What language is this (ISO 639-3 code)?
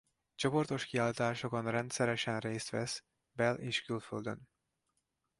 hun